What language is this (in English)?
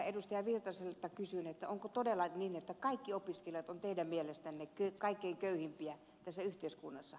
Finnish